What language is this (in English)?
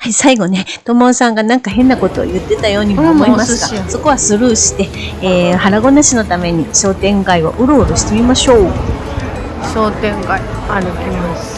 Japanese